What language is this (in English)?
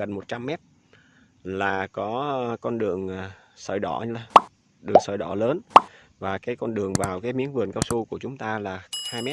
Vietnamese